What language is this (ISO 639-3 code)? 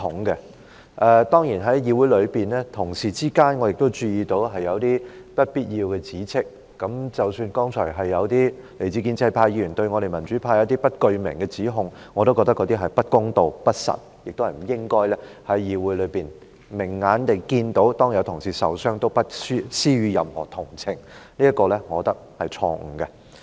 yue